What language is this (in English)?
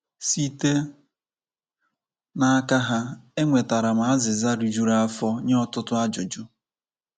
Igbo